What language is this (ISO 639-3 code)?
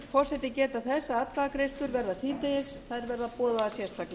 isl